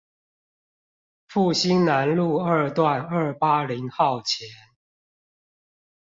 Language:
Chinese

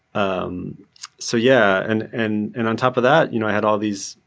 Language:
English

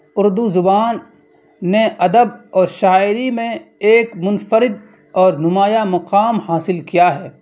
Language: Urdu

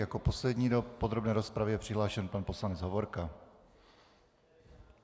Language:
Czech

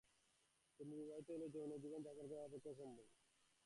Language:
Bangla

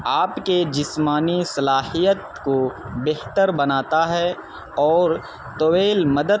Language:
Urdu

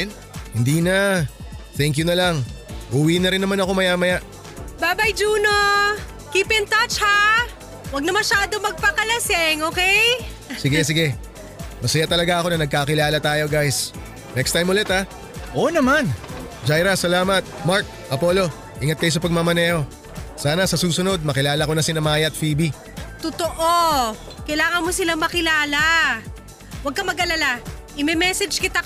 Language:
Filipino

